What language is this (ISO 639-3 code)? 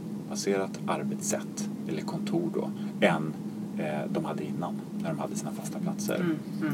swe